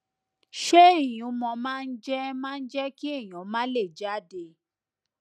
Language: Yoruba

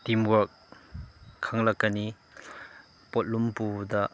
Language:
Manipuri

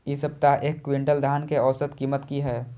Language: Maithili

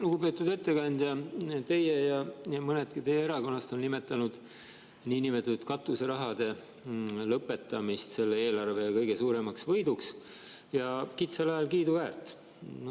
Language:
Estonian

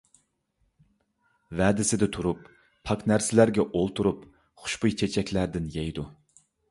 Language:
Uyghur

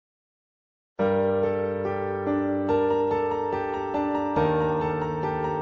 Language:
Russian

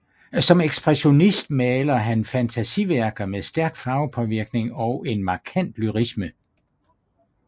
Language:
Danish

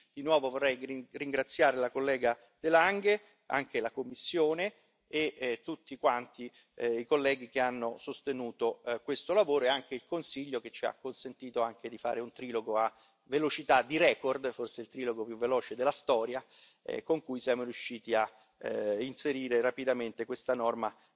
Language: Italian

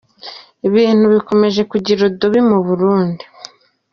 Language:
Kinyarwanda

